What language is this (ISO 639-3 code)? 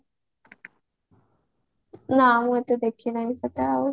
ori